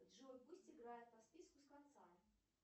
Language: Russian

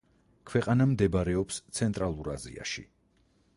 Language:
Georgian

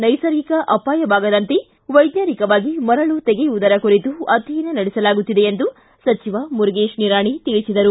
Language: Kannada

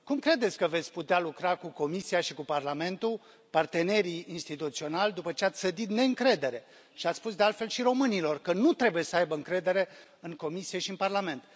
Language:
Romanian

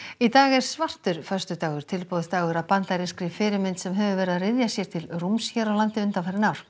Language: Icelandic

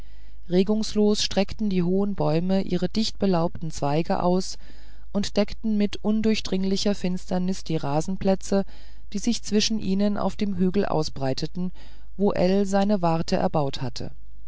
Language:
German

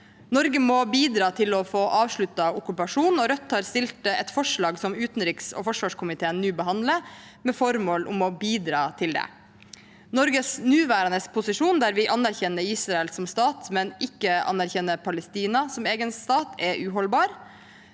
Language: Norwegian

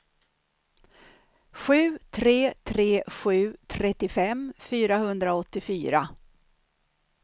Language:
Swedish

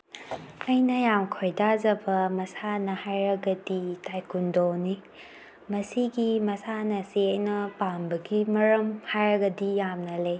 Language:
Manipuri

